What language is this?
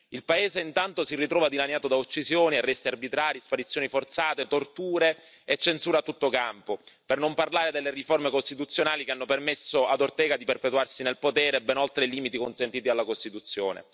Italian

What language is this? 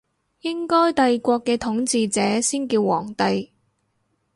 Cantonese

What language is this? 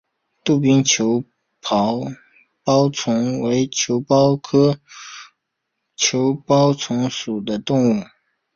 Chinese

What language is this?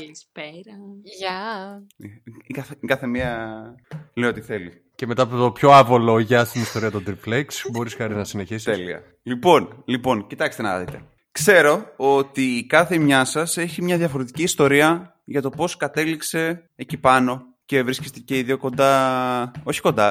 Greek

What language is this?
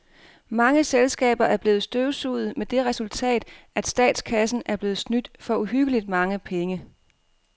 Danish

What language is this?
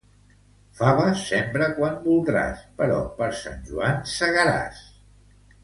Catalan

